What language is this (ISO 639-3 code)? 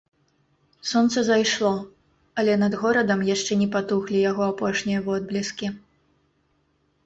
bel